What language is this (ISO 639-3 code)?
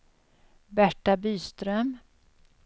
swe